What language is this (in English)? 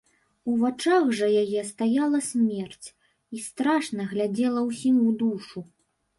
Belarusian